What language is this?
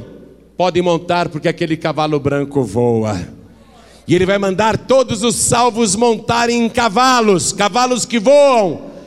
Portuguese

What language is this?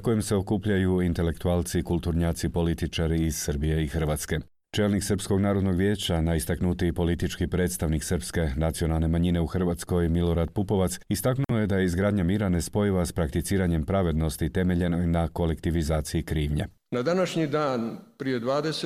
Croatian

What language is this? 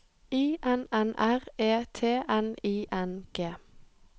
Norwegian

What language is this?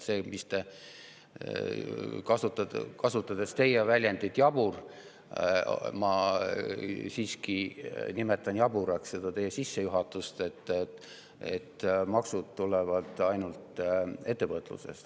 Estonian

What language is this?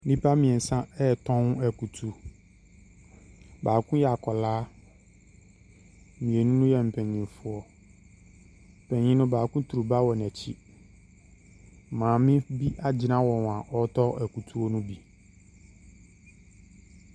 Akan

